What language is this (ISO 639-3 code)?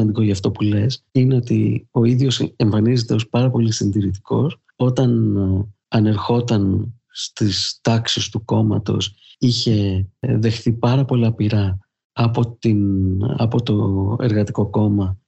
ell